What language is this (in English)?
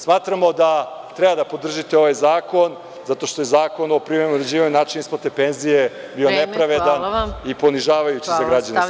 Serbian